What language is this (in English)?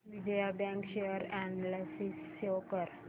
Marathi